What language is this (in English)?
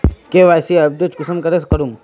Magahi